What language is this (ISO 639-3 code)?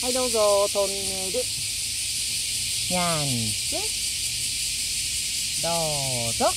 jpn